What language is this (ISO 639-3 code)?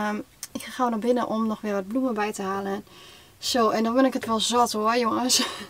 nld